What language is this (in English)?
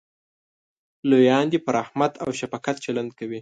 Pashto